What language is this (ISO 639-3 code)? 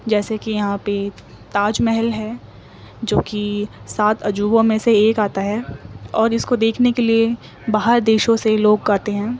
urd